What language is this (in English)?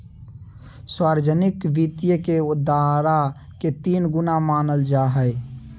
Magahi